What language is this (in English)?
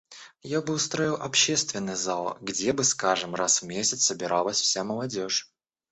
Russian